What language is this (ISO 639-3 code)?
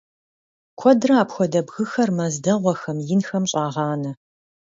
kbd